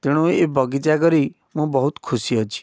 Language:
Odia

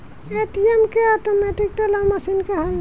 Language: Bhojpuri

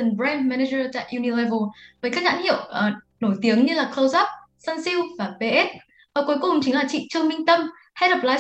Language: Vietnamese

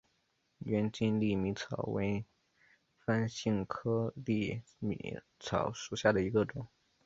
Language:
Chinese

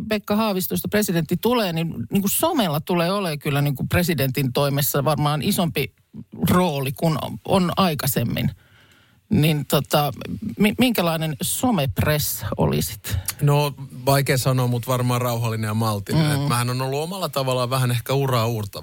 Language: Finnish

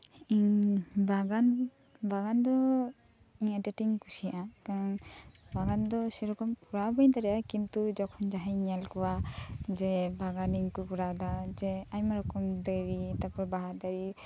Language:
Santali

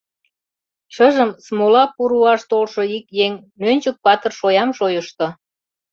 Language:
Mari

